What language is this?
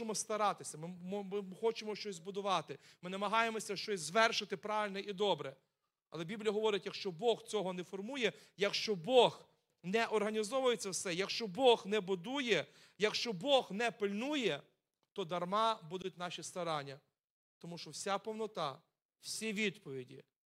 Ukrainian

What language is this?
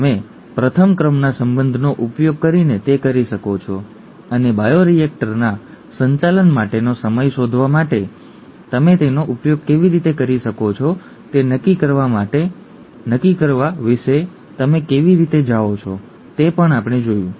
Gujarati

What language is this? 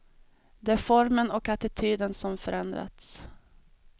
Swedish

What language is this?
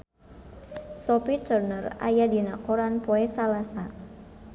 Sundanese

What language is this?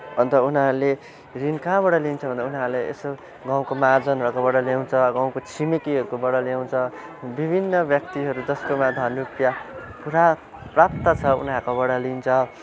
Nepali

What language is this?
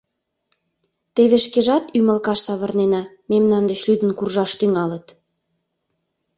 Mari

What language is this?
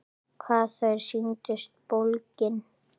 Icelandic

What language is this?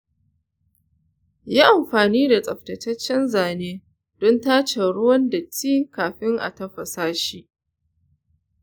Hausa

